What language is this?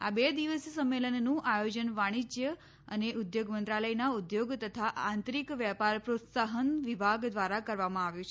Gujarati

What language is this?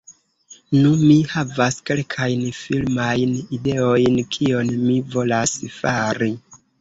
Esperanto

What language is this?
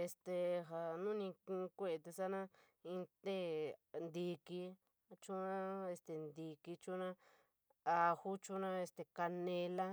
San Miguel El Grande Mixtec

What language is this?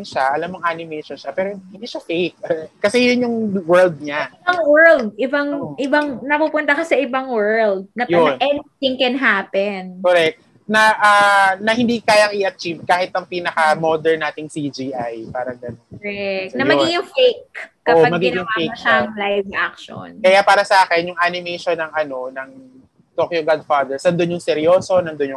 Filipino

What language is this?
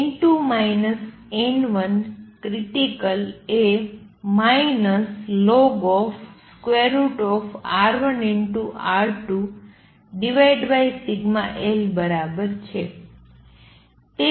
Gujarati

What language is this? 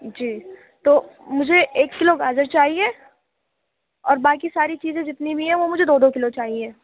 Urdu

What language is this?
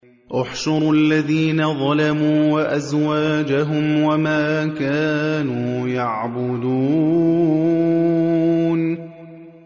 Arabic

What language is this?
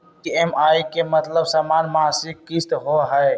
Magahi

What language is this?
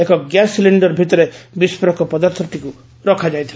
Odia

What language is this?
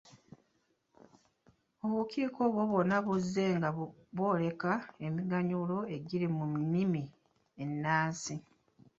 Ganda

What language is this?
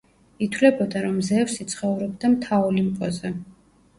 Georgian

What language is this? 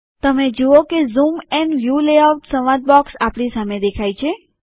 Gujarati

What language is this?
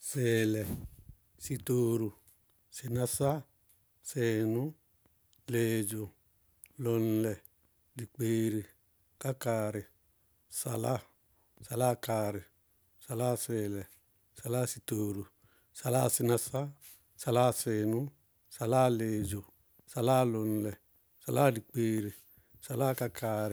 Bago-Kusuntu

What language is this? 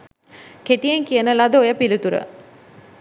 Sinhala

